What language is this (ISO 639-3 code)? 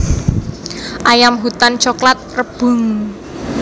jav